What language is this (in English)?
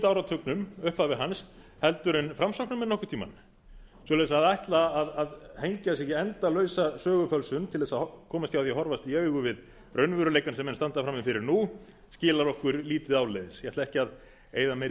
Icelandic